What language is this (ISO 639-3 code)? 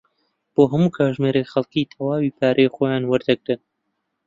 ckb